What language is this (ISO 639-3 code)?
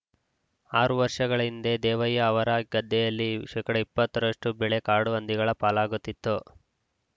kan